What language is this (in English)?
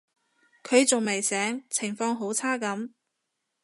Cantonese